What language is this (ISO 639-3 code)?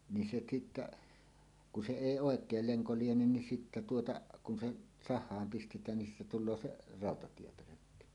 fin